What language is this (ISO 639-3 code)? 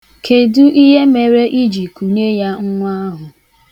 ibo